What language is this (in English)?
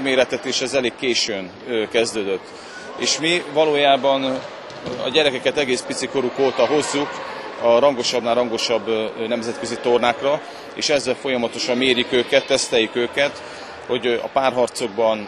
Hungarian